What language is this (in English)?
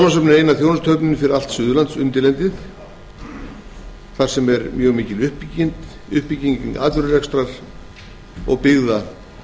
Icelandic